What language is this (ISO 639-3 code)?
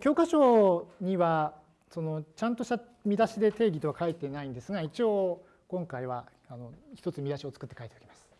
jpn